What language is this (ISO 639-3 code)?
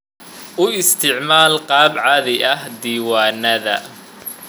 som